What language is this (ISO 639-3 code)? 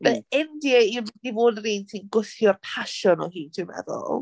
cym